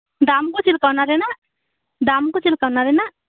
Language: Santali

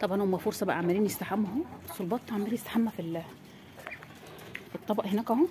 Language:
Arabic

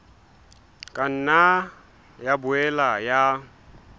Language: Southern Sotho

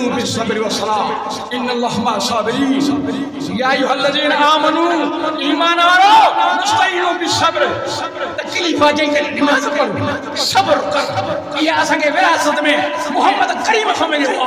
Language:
Arabic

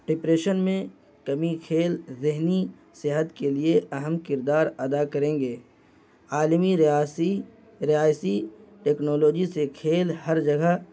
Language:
Urdu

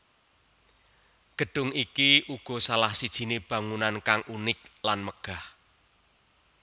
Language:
Javanese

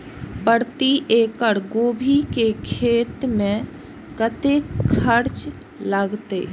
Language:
Maithili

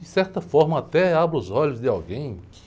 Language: Portuguese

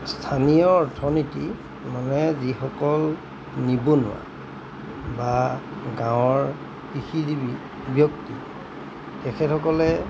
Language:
Assamese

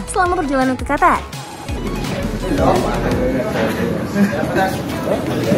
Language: Indonesian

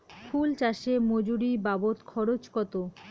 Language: Bangla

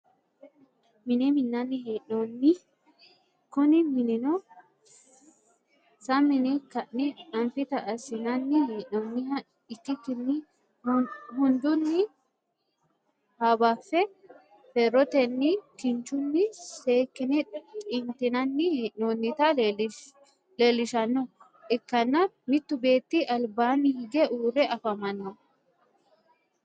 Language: Sidamo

